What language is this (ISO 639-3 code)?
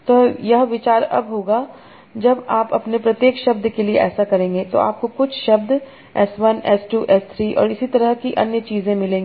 hin